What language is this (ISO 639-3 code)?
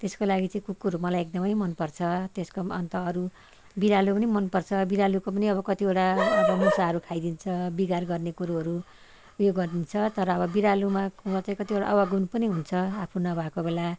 nep